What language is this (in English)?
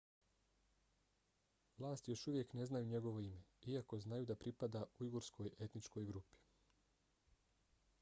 Bosnian